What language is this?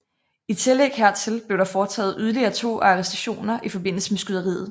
Danish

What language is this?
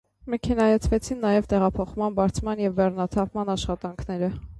Armenian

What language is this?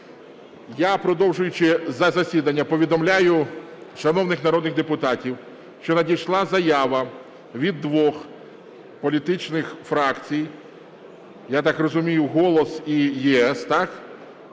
Ukrainian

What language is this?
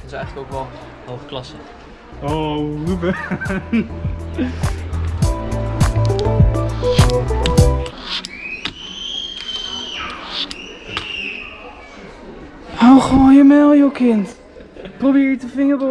Dutch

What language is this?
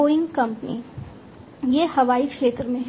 Hindi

